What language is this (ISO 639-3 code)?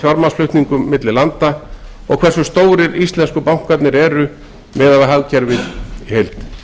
isl